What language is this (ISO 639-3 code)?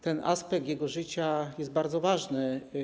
pol